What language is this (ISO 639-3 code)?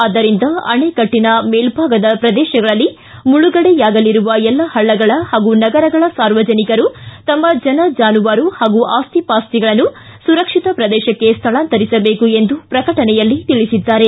kan